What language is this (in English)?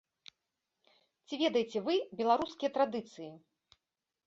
Belarusian